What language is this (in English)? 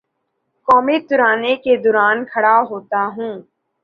Urdu